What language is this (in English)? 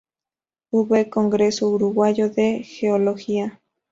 Spanish